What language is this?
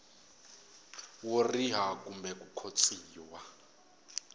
Tsonga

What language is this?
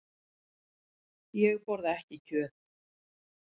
Icelandic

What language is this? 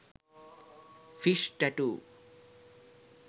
Sinhala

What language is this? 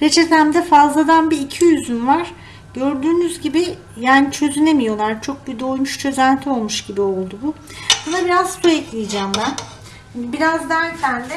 Turkish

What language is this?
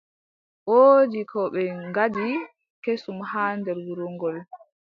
Adamawa Fulfulde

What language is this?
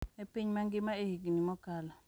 Luo (Kenya and Tanzania)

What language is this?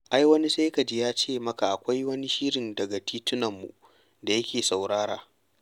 Hausa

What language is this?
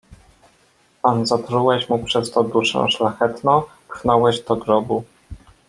Polish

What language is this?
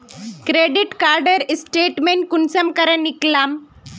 Magahi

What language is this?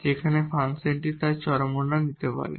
Bangla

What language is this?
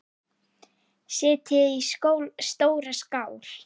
Icelandic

